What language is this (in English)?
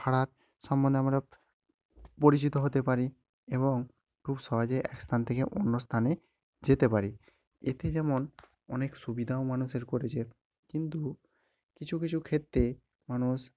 Bangla